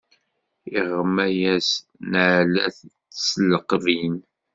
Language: Kabyle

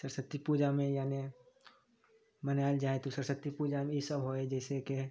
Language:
Maithili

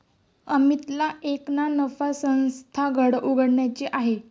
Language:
Marathi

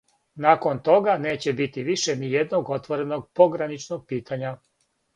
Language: Serbian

